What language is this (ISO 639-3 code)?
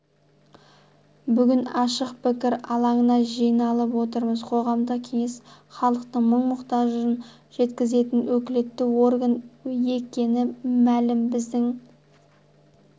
kaz